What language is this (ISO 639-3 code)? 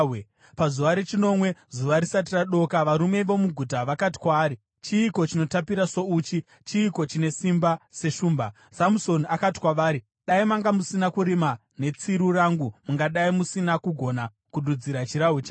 sna